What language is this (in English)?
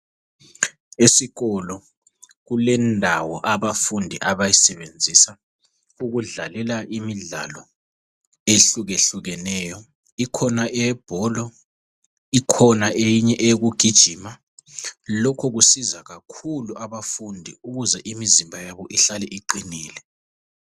North Ndebele